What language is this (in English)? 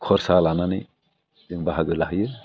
Bodo